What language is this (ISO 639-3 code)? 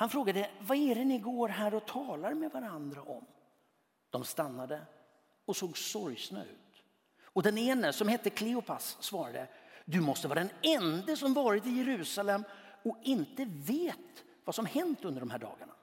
swe